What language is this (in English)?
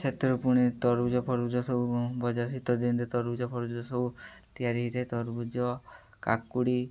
Odia